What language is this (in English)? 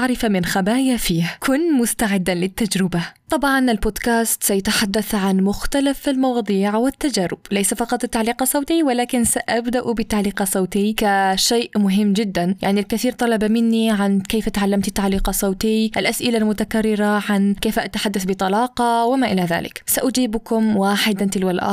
Arabic